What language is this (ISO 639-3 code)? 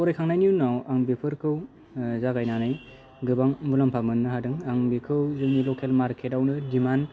brx